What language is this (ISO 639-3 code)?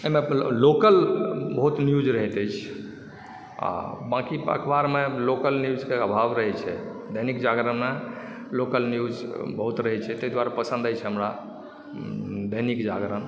mai